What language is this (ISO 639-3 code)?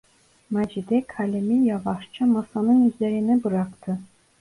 tur